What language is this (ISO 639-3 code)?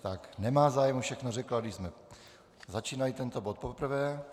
ces